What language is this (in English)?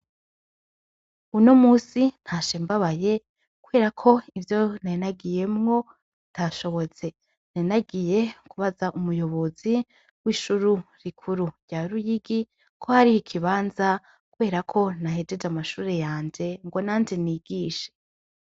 Rundi